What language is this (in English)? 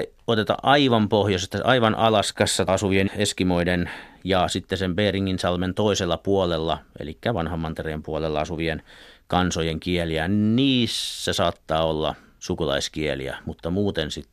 Finnish